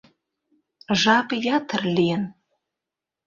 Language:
Mari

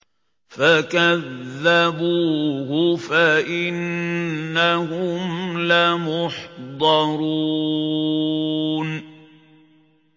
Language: Arabic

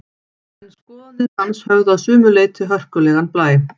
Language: Icelandic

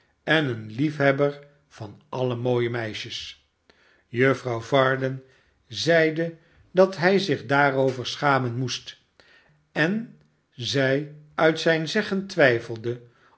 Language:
Dutch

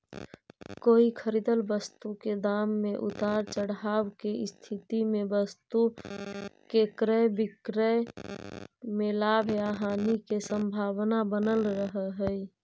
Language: Magahi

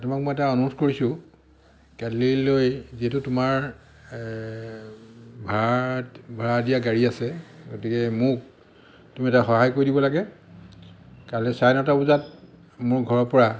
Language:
Assamese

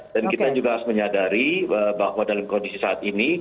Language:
Indonesian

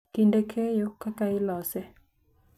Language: Luo (Kenya and Tanzania)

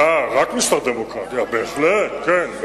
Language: Hebrew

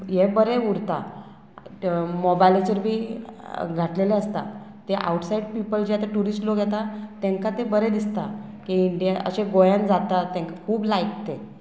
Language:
Konkani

